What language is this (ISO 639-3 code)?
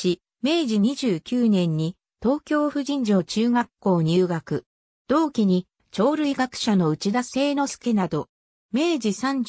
jpn